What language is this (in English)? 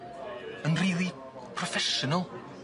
Welsh